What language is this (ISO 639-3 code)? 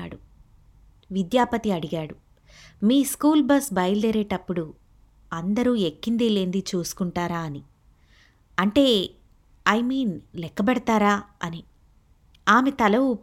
tel